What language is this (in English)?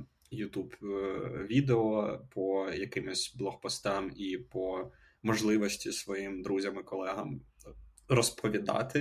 Ukrainian